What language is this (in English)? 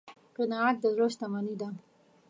Pashto